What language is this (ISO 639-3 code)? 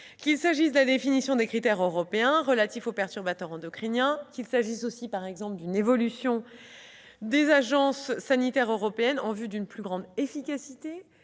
fra